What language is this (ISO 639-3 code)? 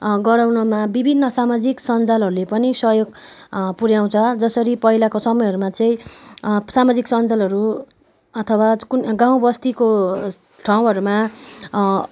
nep